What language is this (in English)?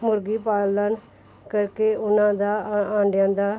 Punjabi